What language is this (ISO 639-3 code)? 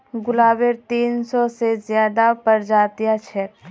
mag